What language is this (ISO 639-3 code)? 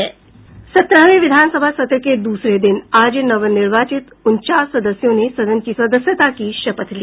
hin